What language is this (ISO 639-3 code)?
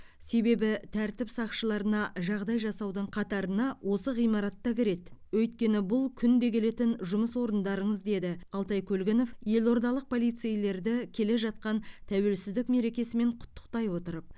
kaz